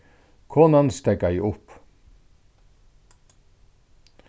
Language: Faroese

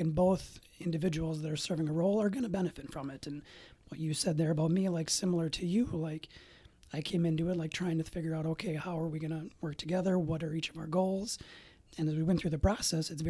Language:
English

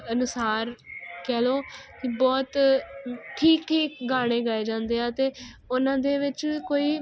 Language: Punjabi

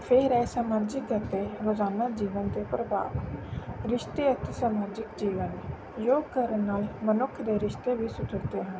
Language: Punjabi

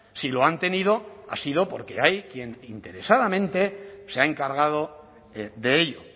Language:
Spanish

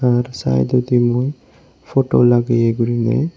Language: Chakma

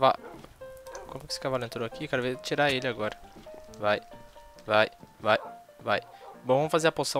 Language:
Portuguese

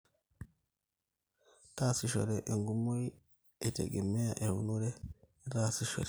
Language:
Masai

